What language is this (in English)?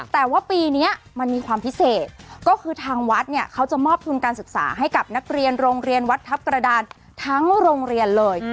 Thai